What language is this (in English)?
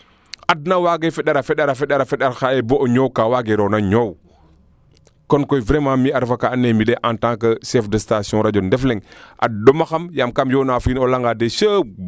Serer